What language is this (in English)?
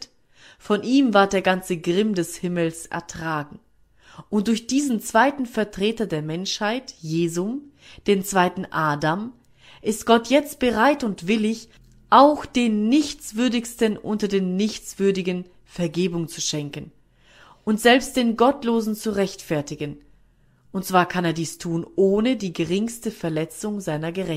German